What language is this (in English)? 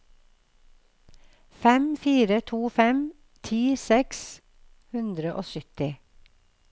Norwegian